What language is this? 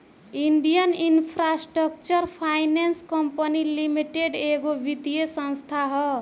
Bhojpuri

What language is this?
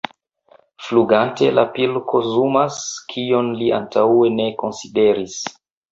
Esperanto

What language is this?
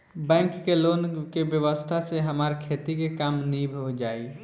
Bhojpuri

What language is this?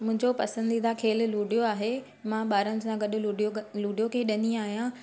Sindhi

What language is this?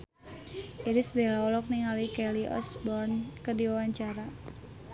Sundanese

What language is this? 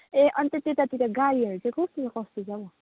Nepali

